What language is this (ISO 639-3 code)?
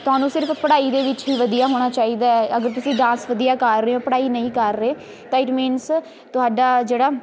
pan